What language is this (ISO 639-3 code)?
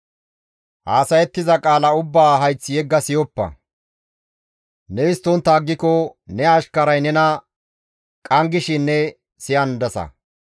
gmv